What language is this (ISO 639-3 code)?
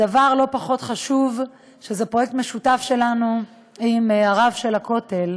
heb